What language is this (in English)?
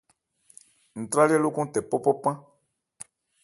Ebrié